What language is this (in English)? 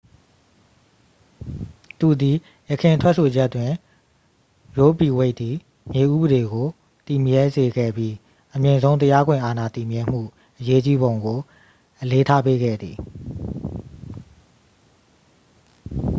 Burmese